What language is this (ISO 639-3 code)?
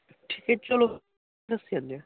pan